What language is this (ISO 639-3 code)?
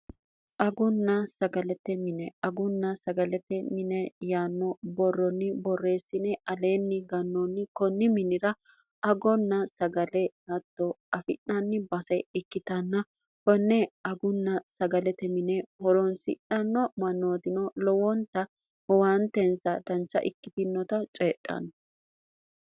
sid